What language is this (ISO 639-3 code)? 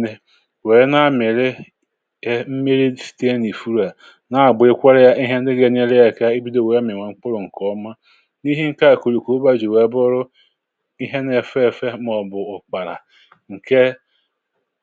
ibo